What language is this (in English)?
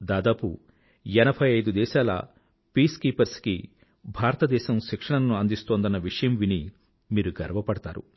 Telugu